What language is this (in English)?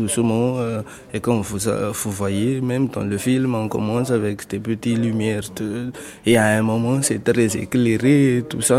French